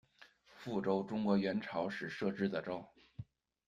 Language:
Chinese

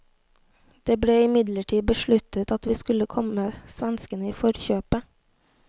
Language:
Norwegian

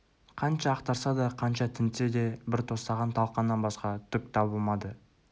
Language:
Kazakh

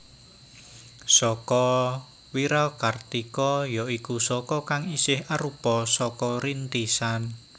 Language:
Javanese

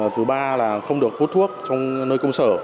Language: Vietnamese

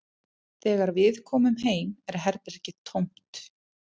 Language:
Icelandic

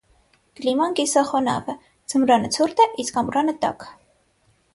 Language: Armenian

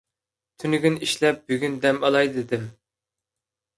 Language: Uyghur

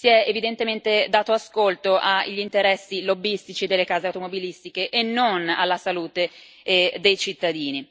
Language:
Italian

